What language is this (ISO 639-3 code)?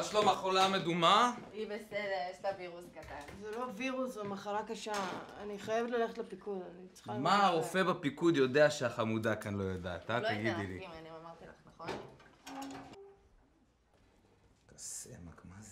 heb